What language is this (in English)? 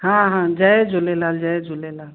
Sindhi